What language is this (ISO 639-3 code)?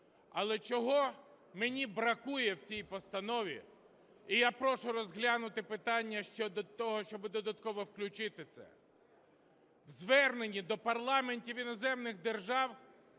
ukr